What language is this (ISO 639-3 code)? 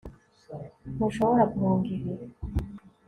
kin